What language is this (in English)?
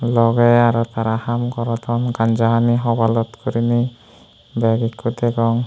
Chakma